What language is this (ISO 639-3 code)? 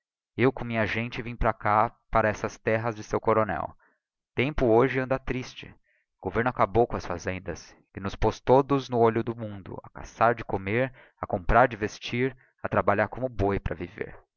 por